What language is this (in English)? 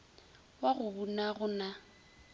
Northern Sotho